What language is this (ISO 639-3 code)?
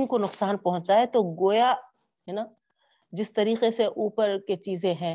urd